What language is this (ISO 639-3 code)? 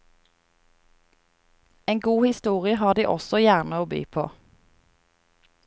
nor